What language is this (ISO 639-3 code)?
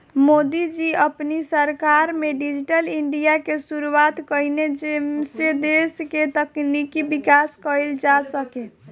bho